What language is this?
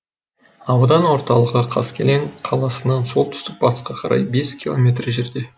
Kazakh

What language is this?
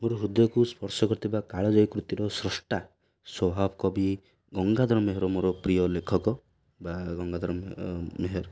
Odia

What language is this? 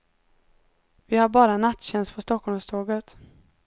Swedish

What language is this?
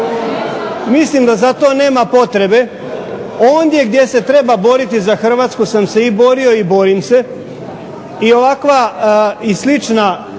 Croatian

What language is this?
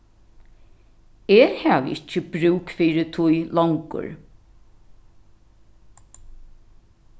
Faroese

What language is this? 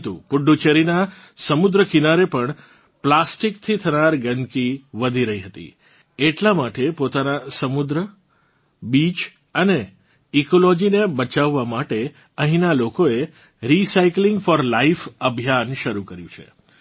Gujarati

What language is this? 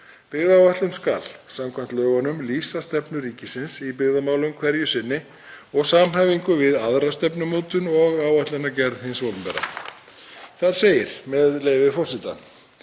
Icelandic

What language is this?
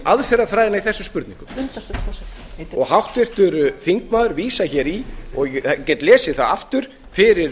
Icelandic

